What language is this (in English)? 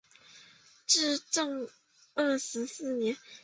Chinese